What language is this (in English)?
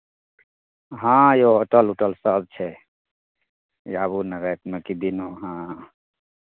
Maithili